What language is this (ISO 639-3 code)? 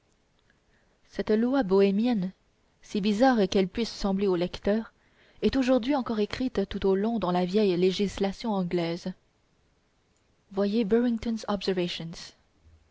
fra